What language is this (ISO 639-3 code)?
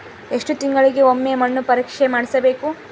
kan